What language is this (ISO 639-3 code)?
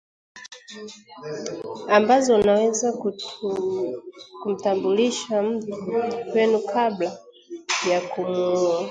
swa